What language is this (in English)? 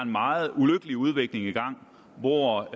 Danish